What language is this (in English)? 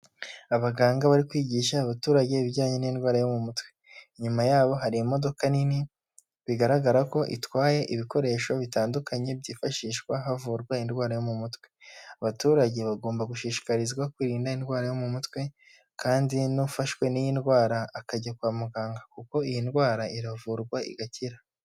Kinyarwanda